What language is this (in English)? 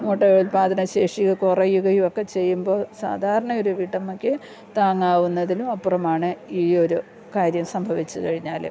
Malayalam